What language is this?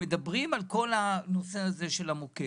Hebrew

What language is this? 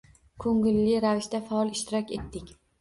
Uzbek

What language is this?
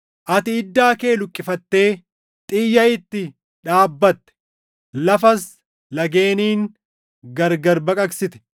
Oromo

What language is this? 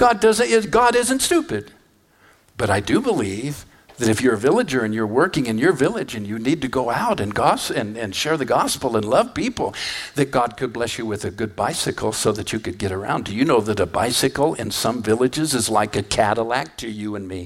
English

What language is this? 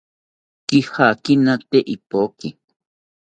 South Ucayali Ashéninka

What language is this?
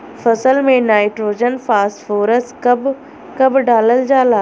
Bhojpuri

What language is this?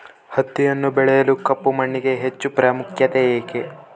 Kannada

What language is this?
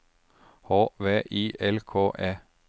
Norwegian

